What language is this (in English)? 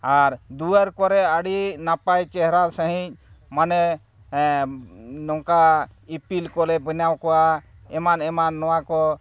Santali